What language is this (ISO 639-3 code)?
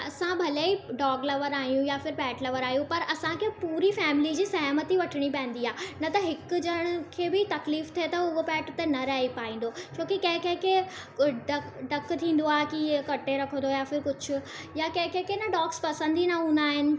snd